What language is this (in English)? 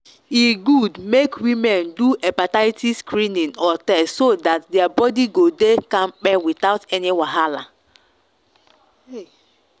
Nigerian Pidgin